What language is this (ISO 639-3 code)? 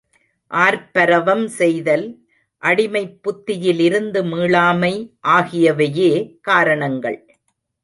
tam